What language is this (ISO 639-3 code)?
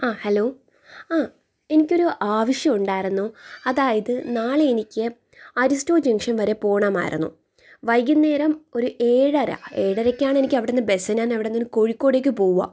mal